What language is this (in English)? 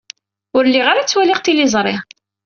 Kabyle